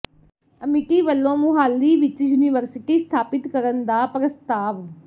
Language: Punjabi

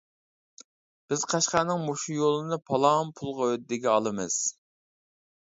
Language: Uyghur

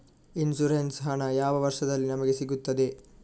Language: Kannada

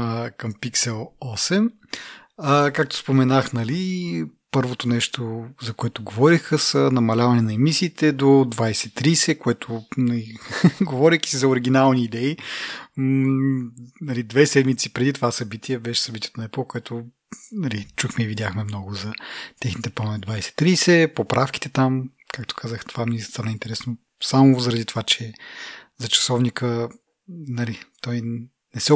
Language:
Bulgarian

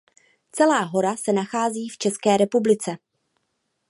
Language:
Czech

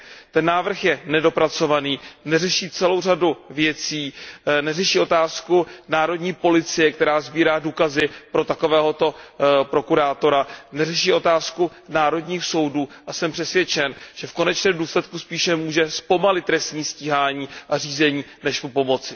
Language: Czech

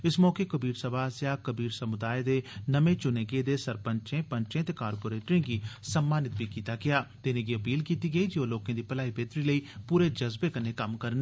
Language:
Dogri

